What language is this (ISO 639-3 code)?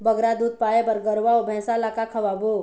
hne